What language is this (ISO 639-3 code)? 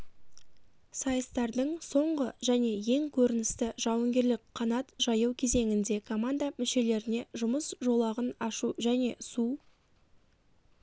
kaz